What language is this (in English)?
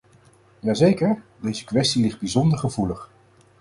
Dutch